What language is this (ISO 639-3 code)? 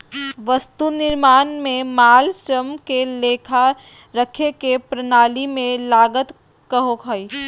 mag